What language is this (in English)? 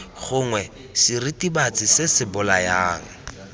Tswana